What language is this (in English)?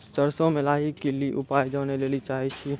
Maithili